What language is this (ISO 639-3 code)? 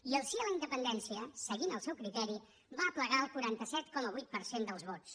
cat